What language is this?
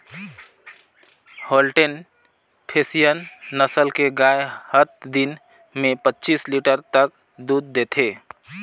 Chhattisgarhi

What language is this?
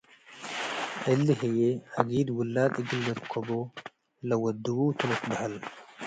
Tigre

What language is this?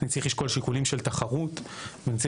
Hebrew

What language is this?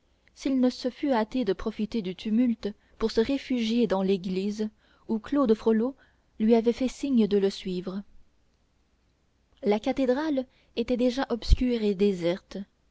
French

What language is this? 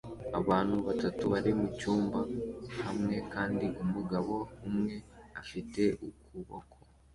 Kinyarwanda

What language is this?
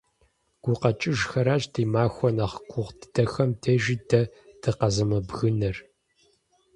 Kabardian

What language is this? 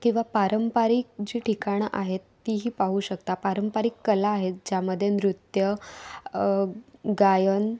Marathi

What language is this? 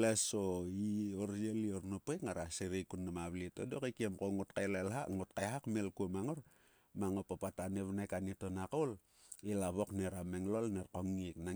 Sulka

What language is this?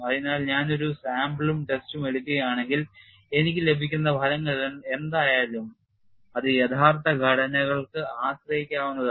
Malayalam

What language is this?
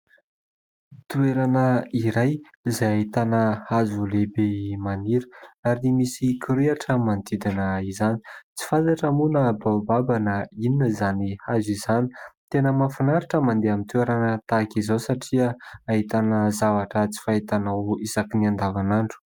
Malagasy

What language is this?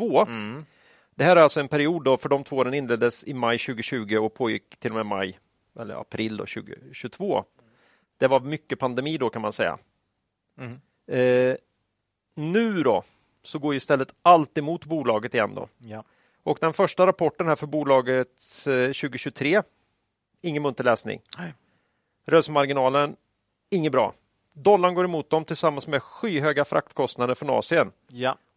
Swedish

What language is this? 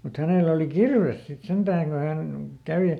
Finnish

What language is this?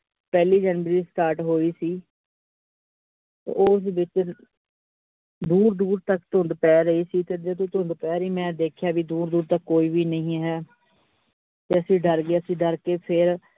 Punjabi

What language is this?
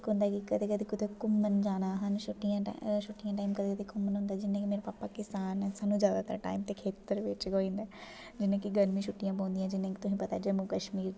Dogri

